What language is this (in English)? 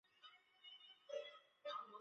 Chinese